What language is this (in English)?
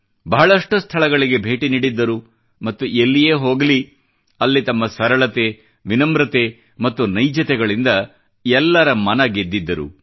Kannada